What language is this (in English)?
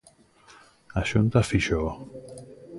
Galician